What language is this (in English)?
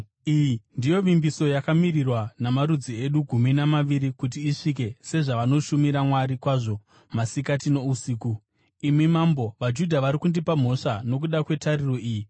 Shona